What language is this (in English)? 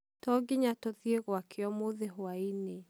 Kikuyu